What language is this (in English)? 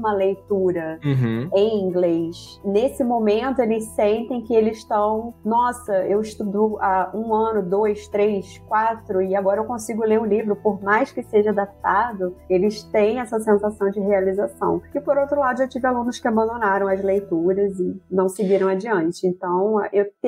Portuguese